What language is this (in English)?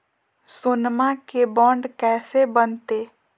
Magahi